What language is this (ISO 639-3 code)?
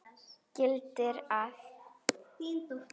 isl